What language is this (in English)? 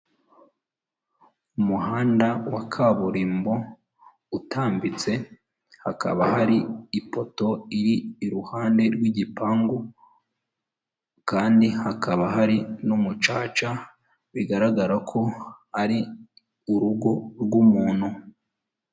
Kinyarwanda